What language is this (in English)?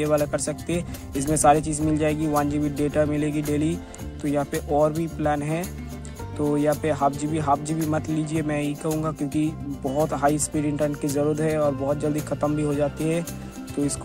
Hindi